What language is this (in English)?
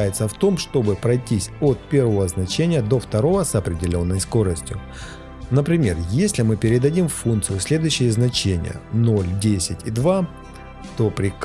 Russian